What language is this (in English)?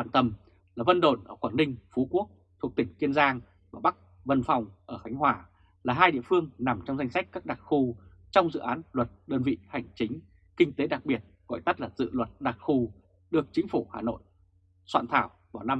Vietnamese